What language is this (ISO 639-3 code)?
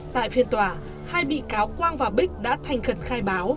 vie